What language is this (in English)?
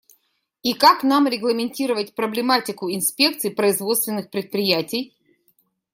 Russian